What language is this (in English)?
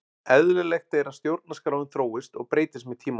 Icelandic